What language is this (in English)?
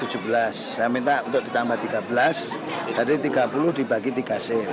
Indonesian